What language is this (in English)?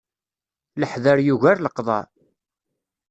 Kabyle